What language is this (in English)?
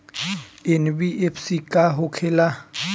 Bhojpuri